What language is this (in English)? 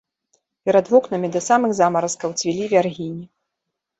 Belarusian